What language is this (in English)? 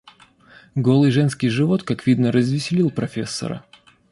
Russian